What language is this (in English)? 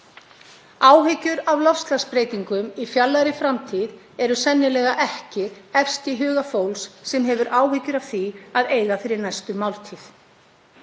Icelandic